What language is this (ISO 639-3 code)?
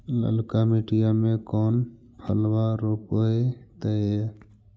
mag